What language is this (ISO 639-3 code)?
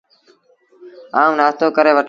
sbn